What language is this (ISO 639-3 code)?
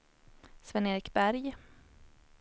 swe